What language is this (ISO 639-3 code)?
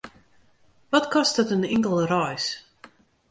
fry